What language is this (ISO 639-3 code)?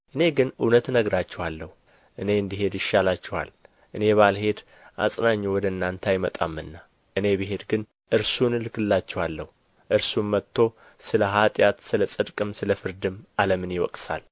amh